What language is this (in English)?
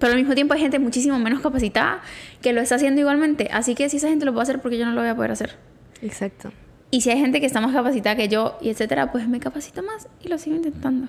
Spanish